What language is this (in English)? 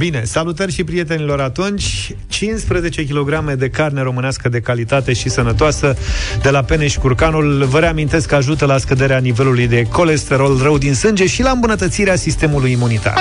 Romanian